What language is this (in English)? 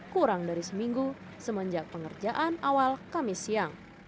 Indonesian